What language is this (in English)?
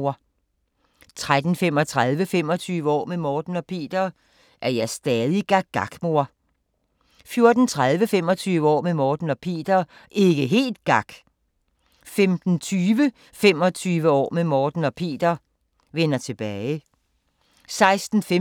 Danish